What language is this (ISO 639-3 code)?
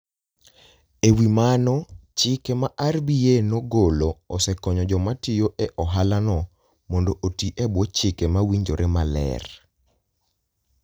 luo